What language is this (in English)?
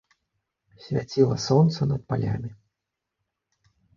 Belarusian